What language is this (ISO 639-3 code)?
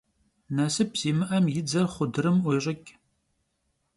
kbd